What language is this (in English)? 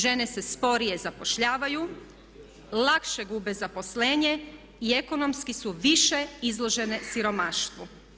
Croatian